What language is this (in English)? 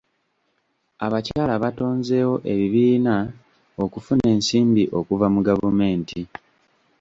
Ganda